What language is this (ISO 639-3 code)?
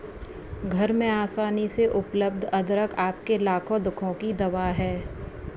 hin